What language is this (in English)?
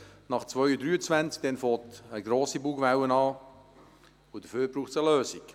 Swiss German